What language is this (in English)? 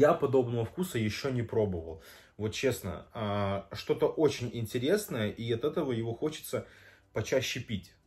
Russian